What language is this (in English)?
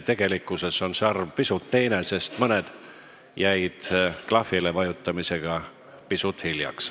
Estonian